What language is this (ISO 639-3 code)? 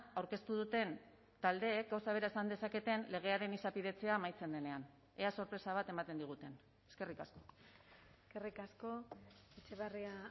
eus